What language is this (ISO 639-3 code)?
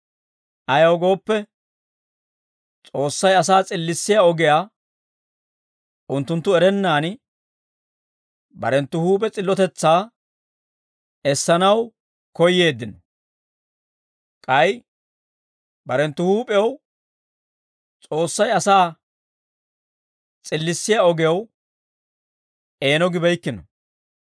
dwr